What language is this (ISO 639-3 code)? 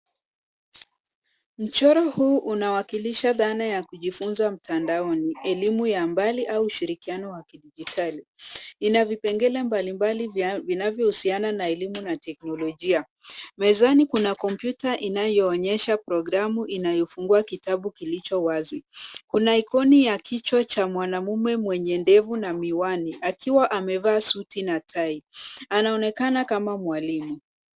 swa